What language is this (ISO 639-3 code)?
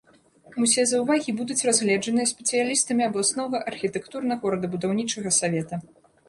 bel